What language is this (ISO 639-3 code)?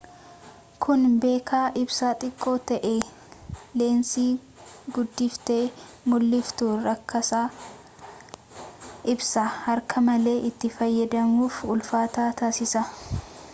orm